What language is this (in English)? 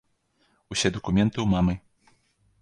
Belarusian